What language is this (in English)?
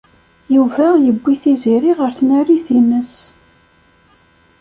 Kabyle